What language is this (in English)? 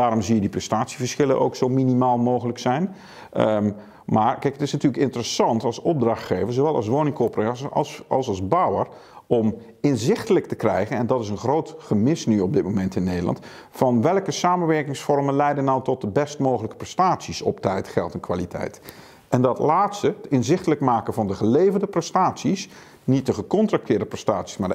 Dutch